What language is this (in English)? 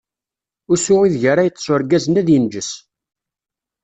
Kabyle